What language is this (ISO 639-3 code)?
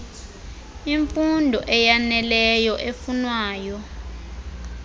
xho